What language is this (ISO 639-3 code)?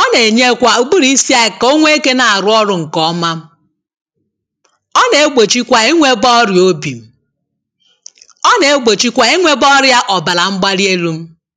ibo